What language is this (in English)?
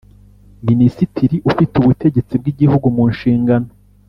Kinyarwanda